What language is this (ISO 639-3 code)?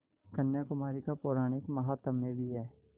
hin